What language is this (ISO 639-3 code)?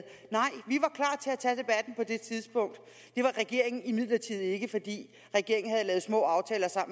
dan